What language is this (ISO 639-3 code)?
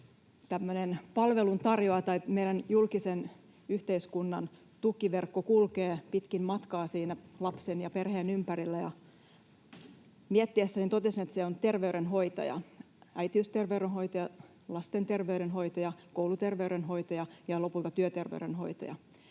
fin